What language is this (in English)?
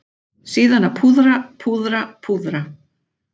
Icelandic